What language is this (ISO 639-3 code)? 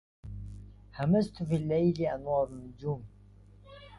ara